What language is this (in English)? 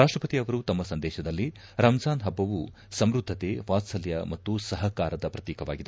Kannada